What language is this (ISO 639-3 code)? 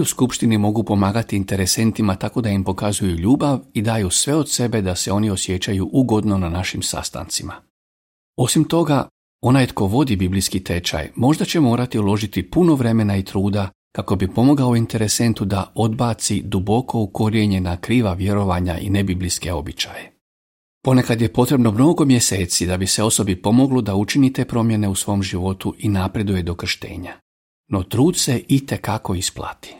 hrv